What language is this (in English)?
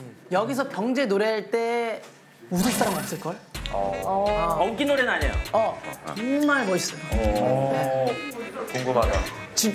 Korean